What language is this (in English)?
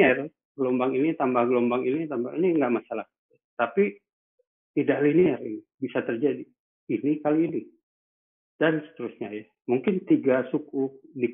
Indonesian